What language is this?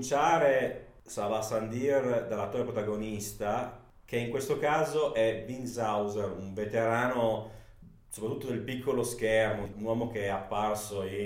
Italian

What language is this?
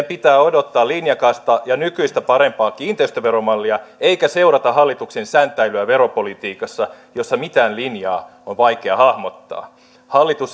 Finnish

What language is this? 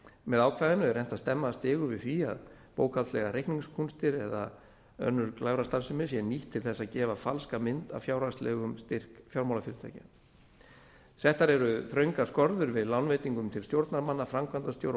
Icelandic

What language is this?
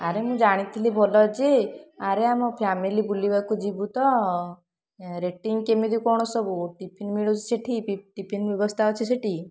Odia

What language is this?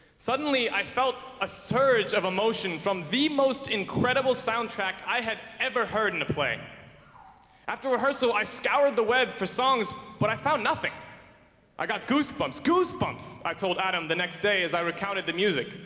English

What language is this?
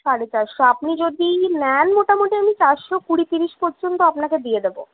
Bangla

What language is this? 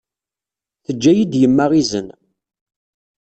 Kabyle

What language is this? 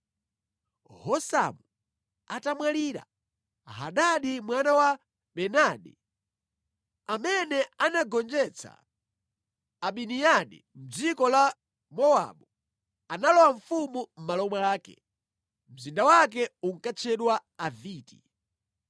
Nyanja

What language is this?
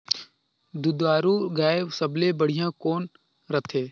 Chhattisgarhi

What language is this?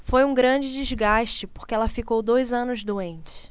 Portuguese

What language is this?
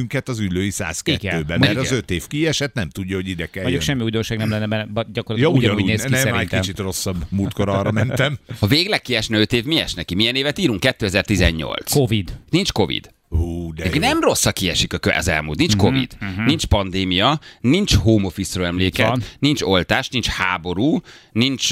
Hungarian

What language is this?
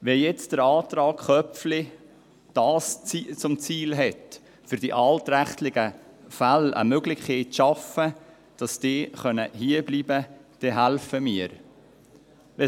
Swiss German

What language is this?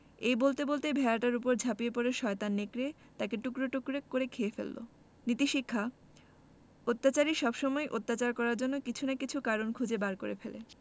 Bangla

